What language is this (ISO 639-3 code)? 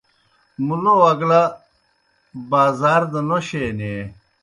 plk